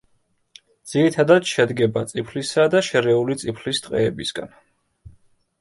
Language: Georgian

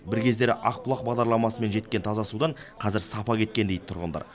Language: Kazakh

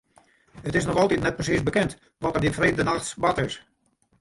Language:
Western Frisian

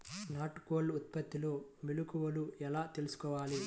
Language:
Telugu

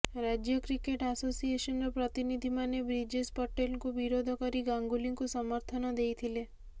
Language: Odia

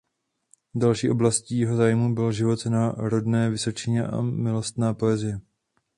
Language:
Czech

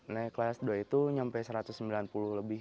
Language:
Indonesian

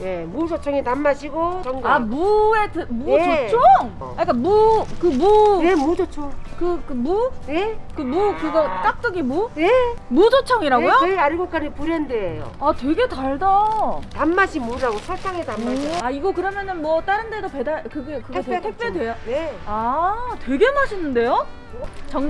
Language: Korean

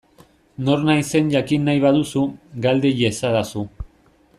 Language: Basque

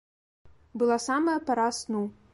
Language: Belarusian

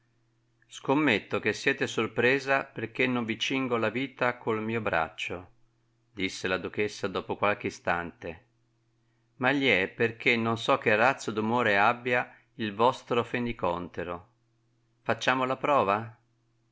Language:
Italian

